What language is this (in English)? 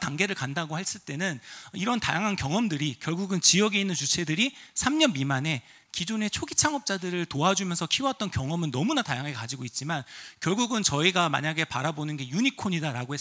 Korean